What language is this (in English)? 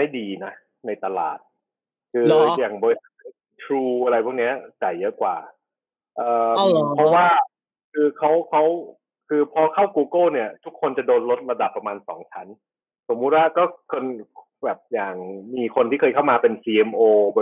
Thai